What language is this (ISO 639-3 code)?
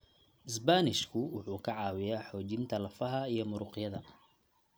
som